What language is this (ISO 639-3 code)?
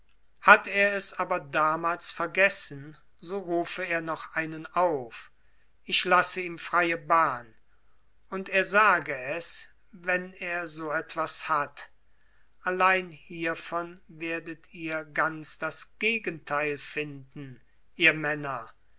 deu